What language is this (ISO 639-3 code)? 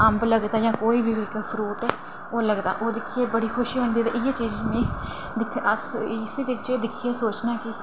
doi